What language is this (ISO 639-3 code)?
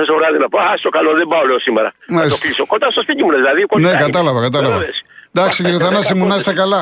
ell